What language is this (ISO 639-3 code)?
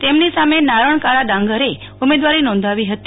guj